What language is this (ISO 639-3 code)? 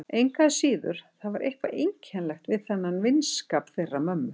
isl